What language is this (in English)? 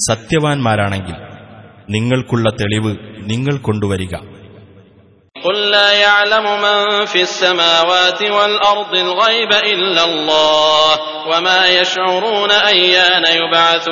Arabic